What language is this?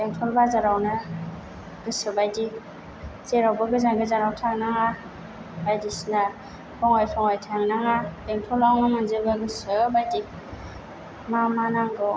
Bodo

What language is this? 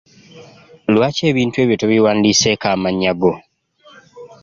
Ganda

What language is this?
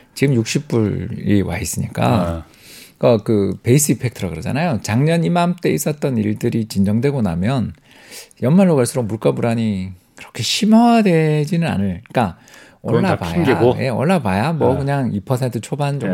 Korean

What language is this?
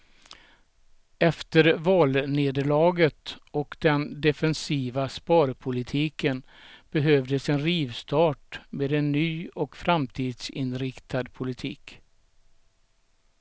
Swedish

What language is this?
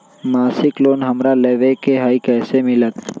Magahi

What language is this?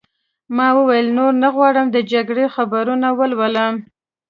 Pashto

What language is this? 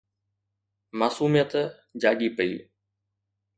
Sindhi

